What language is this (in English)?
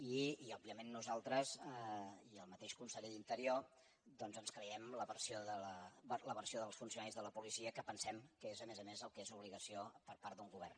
Catalan